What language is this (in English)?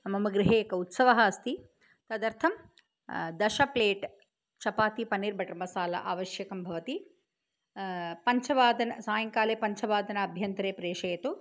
Sanskrit